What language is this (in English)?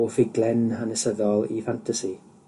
Welsh